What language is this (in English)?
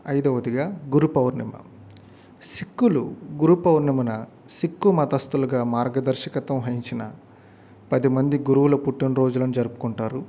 Telugu